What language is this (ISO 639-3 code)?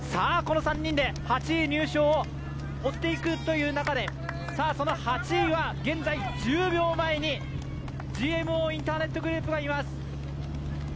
jpn